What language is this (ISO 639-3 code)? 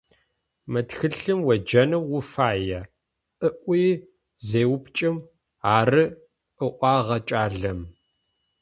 ady